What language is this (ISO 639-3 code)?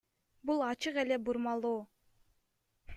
kir